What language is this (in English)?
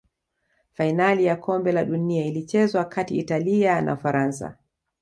Swahili